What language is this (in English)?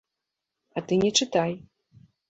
Belarusian